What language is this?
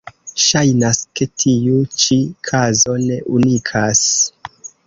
Esperanto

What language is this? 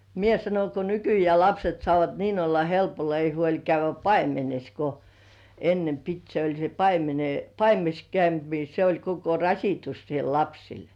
Finnish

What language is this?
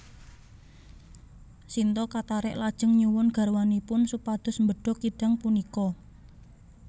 Javanese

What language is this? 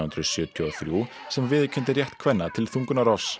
Icelandic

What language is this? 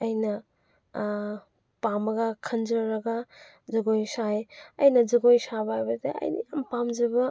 Manipuri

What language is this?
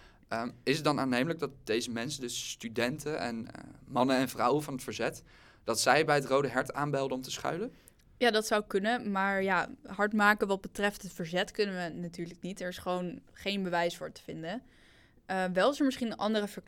Dutch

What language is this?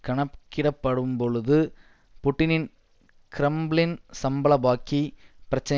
Tamil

